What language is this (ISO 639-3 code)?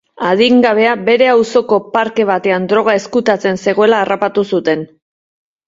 eus